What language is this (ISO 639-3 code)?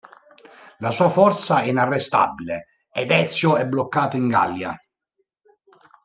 ita